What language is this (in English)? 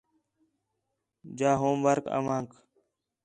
Khetrani